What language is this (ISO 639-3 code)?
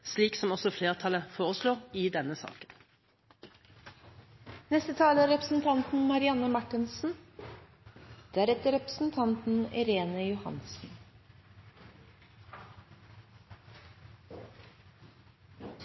nob